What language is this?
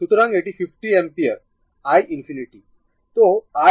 Bangla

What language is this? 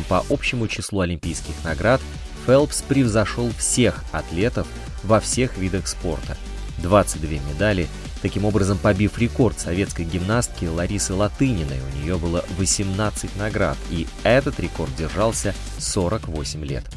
Russian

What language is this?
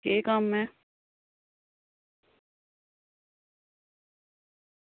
Dogri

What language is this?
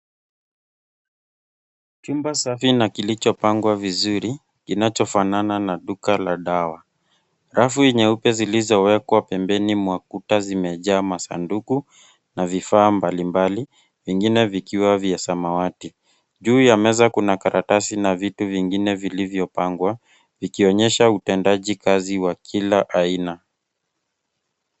Swahili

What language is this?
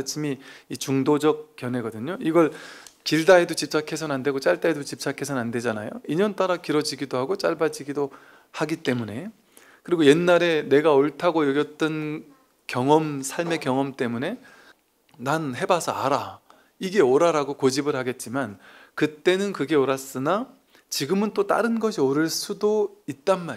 Korean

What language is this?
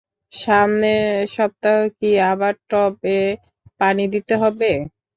Bangla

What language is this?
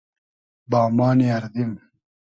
Hazaragi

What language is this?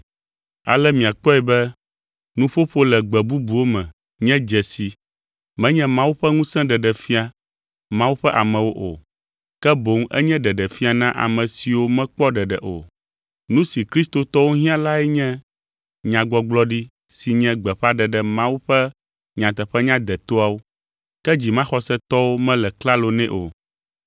Ewe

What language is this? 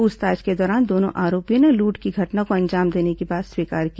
Hindi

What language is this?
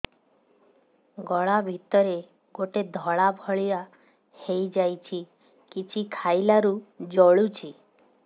Odia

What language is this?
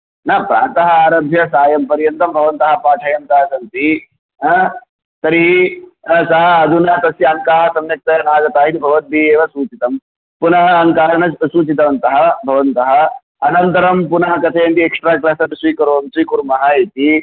Sanskrit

